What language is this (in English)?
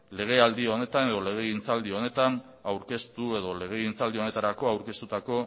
Basque